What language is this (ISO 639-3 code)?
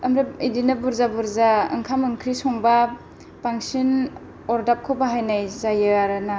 brx